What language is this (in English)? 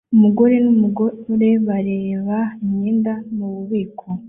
Kinyarwanda